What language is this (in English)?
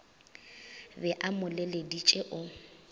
Northern Sotho